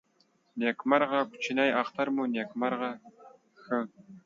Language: Pashto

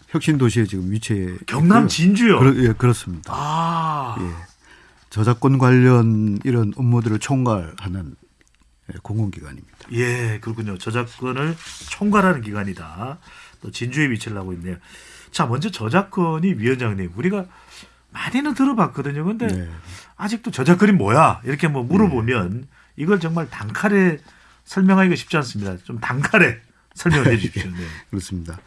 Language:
Korean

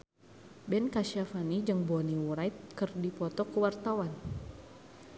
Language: Sundanese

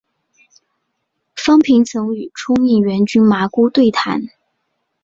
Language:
Chinese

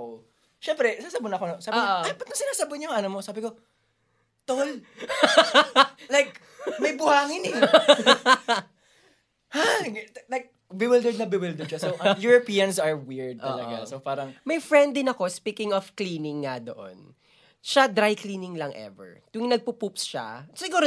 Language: Filipino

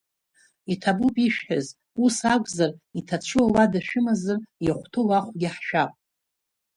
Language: Abkhazian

